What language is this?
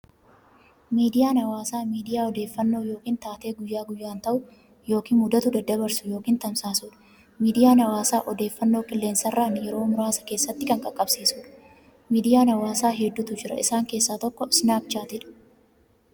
Oromo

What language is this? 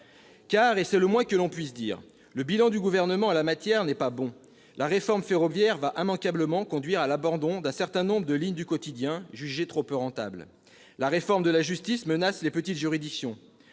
French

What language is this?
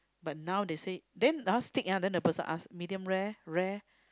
English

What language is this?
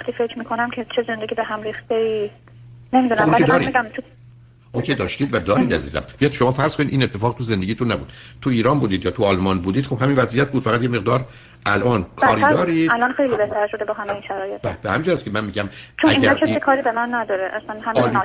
Persian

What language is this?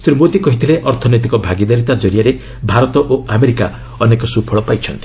Odia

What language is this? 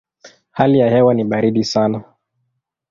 Swahili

